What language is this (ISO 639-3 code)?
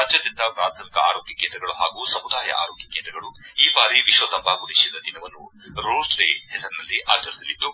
kan